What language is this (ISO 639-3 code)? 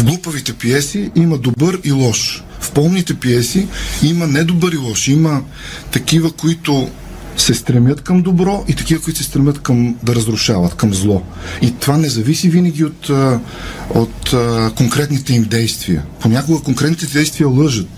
bul